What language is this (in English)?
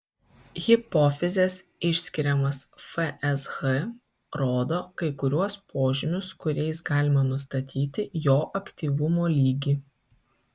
Lithuanian